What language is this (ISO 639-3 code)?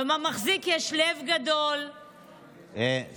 heb